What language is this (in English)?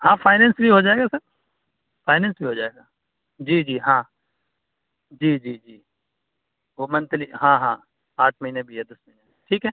Urdu